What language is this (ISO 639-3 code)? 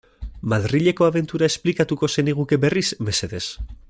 eus